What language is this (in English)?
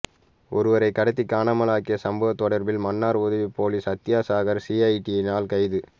Tamil